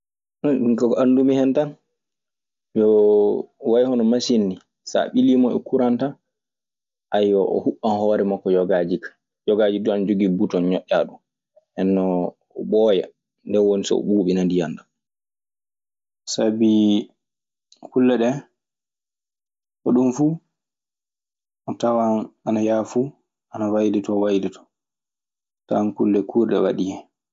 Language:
Maasina Fulfulde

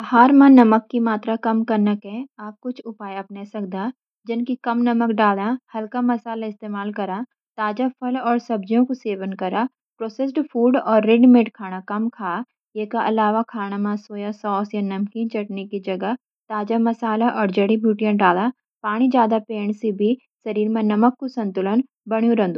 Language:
Garhwali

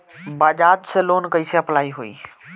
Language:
Bhojpuri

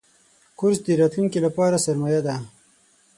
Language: Pashto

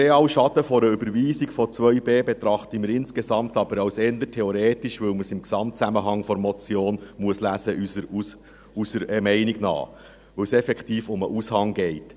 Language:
Swiss German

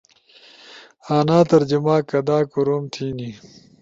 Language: Ushojo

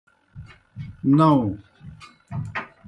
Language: Kohistani Shina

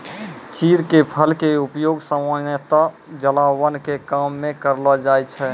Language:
Maithili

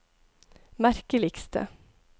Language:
Norwegian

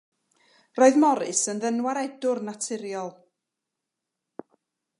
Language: Welsh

